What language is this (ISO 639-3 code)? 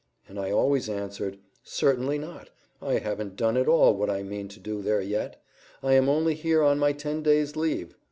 eng